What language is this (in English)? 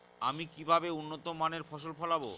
Bangla